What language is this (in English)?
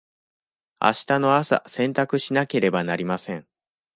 Japanese